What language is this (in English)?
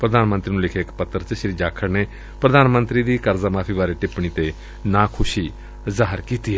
Punjabi